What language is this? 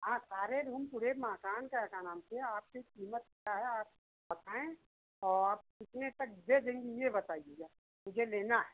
Hindi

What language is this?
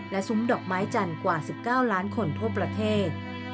Thai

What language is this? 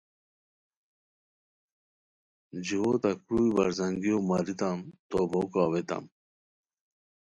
Khowar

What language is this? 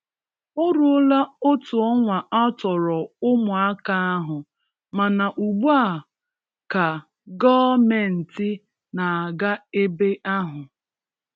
Igbo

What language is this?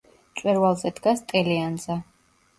Georgian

